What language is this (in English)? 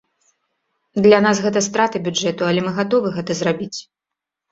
Belarusian